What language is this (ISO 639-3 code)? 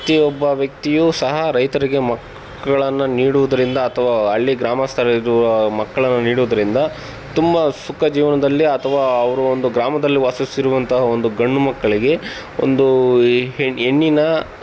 kan